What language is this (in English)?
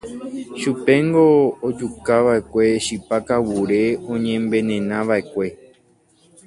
Guarani